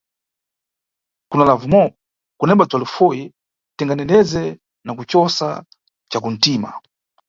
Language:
Nyungwe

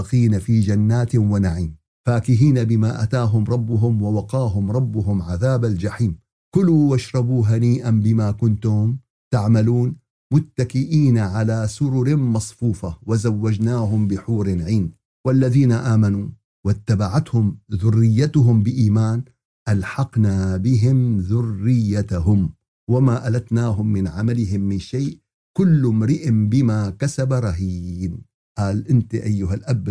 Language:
Arabic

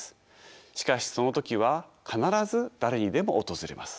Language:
Japanese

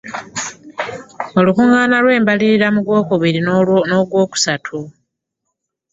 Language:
Ganda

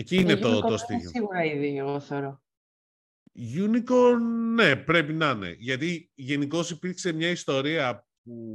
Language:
Greek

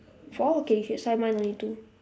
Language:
English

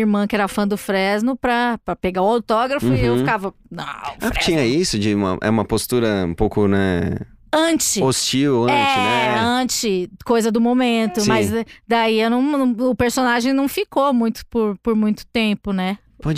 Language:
Portuguese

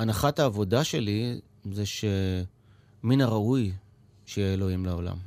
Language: Hebrew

